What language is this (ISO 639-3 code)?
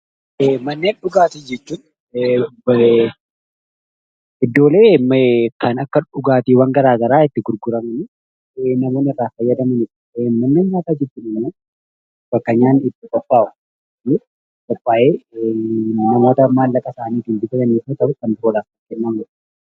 orm